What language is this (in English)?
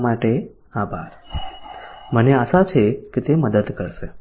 Gujarati